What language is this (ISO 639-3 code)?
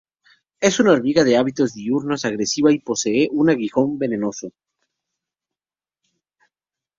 spa